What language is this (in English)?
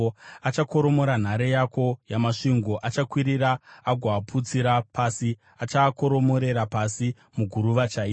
Shona